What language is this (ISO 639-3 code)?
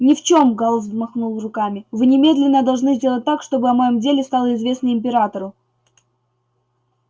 rus